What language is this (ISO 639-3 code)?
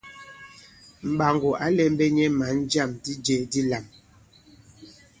abb